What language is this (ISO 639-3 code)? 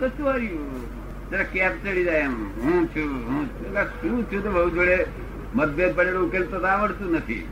guj